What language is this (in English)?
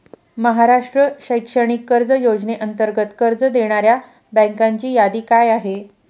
Marathi